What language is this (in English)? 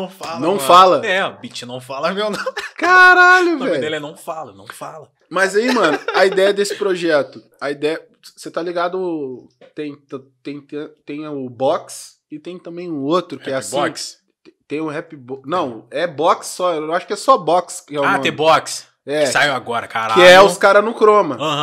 Portuguese